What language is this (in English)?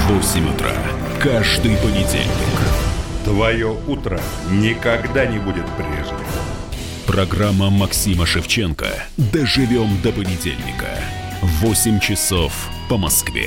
Russian